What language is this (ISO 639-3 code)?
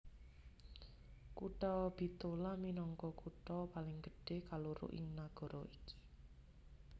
jav